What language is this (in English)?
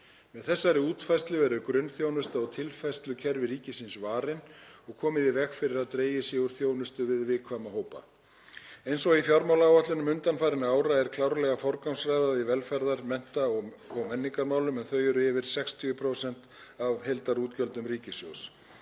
Icelandic